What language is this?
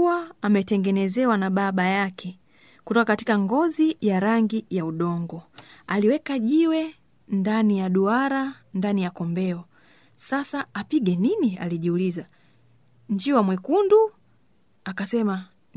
Swahili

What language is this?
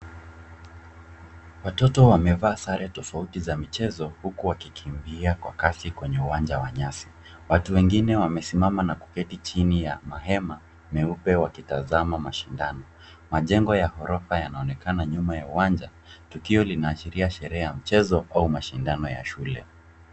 Swahili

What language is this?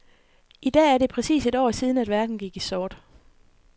Danish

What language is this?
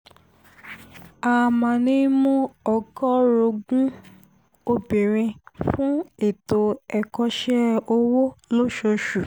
Yoruba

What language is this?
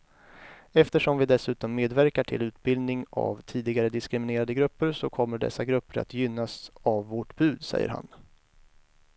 Swedish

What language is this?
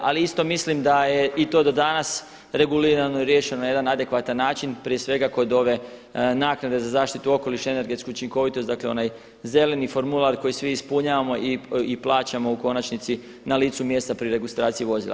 Croatian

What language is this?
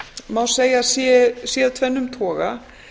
Icelandic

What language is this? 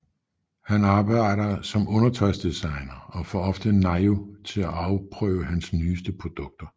Danish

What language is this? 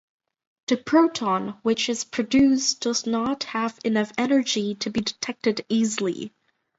English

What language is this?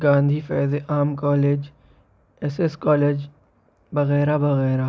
Urdu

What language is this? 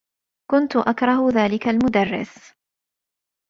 Arabic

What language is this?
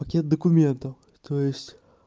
Russian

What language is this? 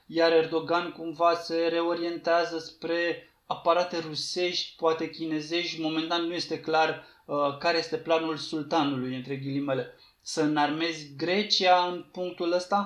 Romanian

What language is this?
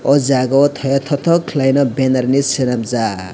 Kok Borok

